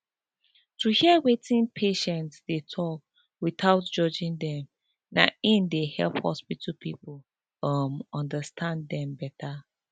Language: Nigerian Pidgin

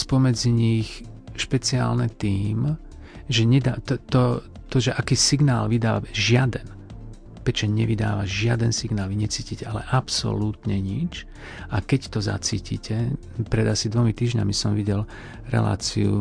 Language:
Slovak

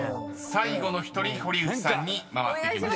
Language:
Japanese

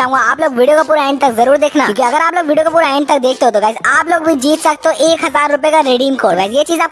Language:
Hindi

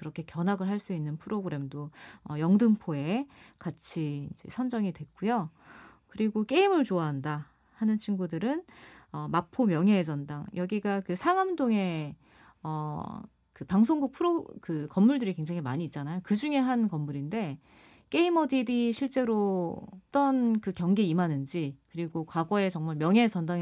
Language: Korean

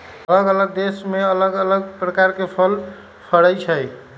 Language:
Magahi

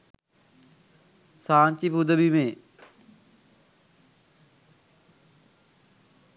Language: Sinhala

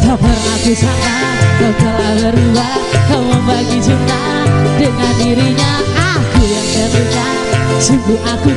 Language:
Indonesian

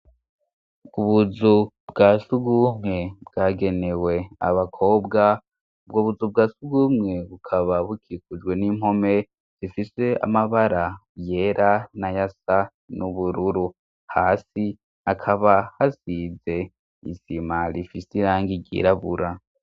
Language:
Rundi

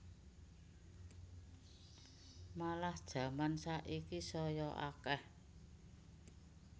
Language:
Javanese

